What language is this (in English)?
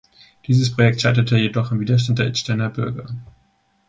German